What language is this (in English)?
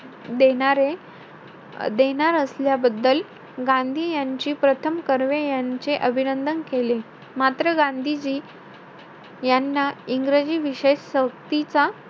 Marathi